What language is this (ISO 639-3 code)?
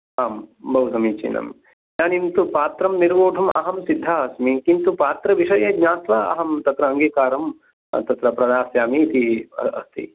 san